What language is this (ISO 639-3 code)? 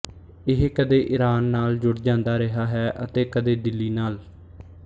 pan